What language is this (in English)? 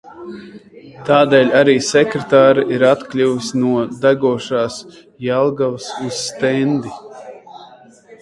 Latvian